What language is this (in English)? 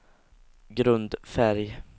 Swedish